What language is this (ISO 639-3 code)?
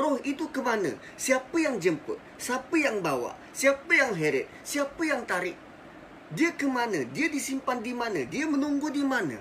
msa